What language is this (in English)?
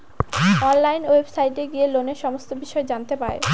Bangla